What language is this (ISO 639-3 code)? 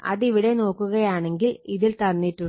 mal